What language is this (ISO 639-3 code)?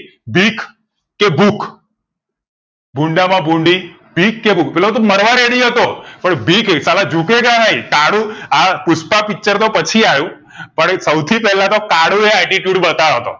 guj